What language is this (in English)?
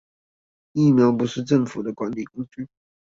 Chinese